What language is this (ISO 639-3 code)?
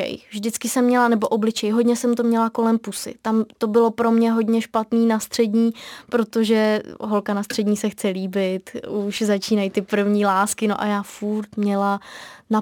ces